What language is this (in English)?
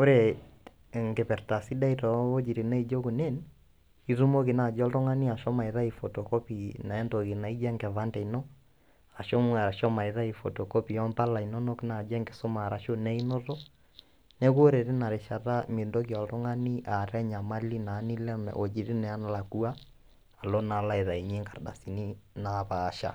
Masai